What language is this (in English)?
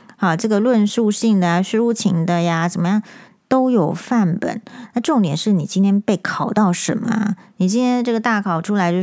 Chinese